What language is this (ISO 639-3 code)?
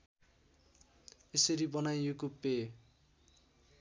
nep